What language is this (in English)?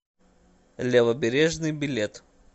Russian